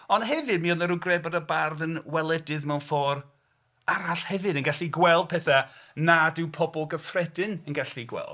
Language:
Welsh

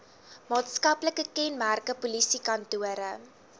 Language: Afrikaans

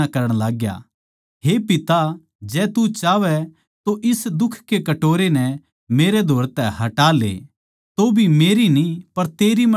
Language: Haryanvi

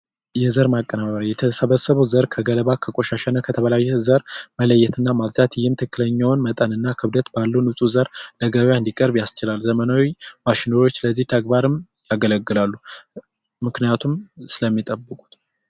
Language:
Amharic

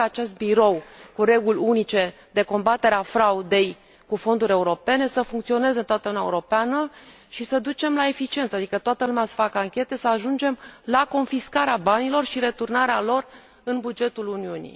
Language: Romanian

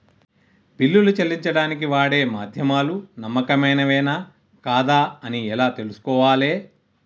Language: Telugu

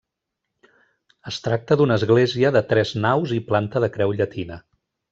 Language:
Catalan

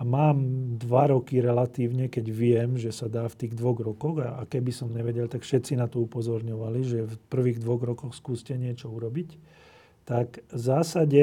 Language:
Slovak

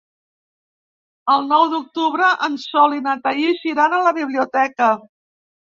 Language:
Catalan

